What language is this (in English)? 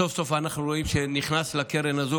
Hebrew